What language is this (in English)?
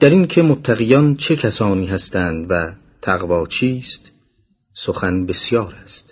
Persian